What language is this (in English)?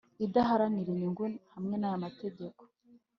Kinyarwanda